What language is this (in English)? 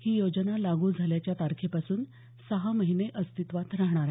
Marathi